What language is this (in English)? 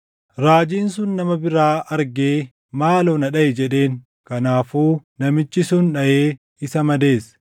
Oromo